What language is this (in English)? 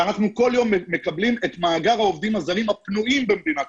Hebrew